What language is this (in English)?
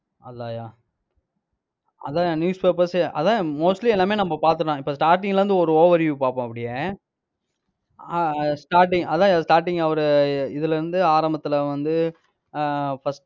Tamil